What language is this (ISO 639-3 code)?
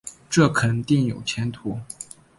zho